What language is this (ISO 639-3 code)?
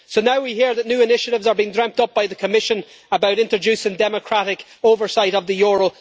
eng